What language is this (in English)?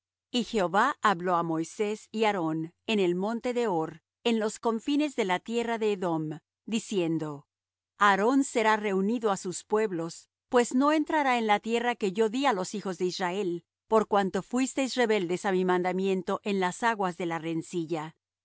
Spanish